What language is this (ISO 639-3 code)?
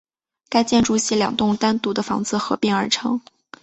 zho